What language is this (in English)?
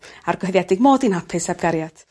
Welsh